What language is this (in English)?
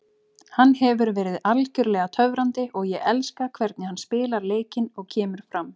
Icelandic